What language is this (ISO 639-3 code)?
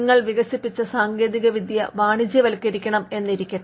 mal